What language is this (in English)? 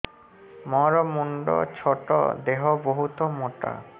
Odia